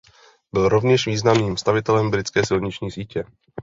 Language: Czech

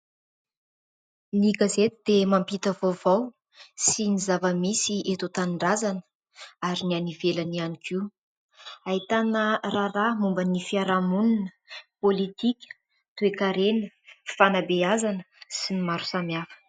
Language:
Malagasy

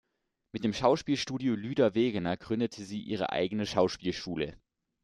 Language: German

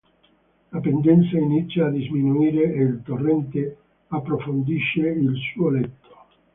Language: Italian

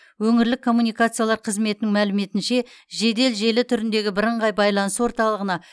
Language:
Kazakh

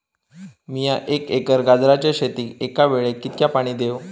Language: Marathi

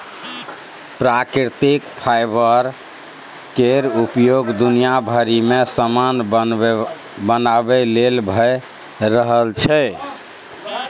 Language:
Maithili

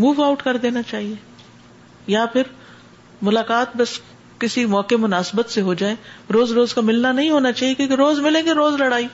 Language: Urdu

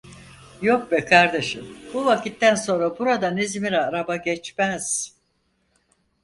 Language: Turkish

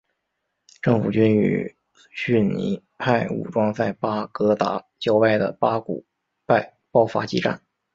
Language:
Chinese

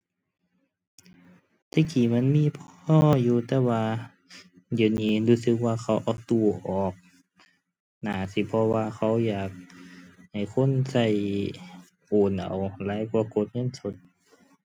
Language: Thai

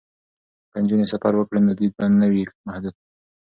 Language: Pashto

